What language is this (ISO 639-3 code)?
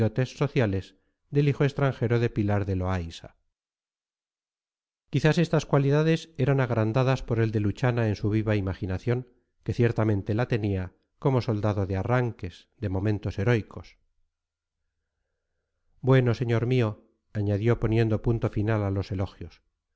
spa